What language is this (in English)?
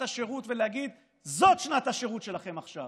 Hebrew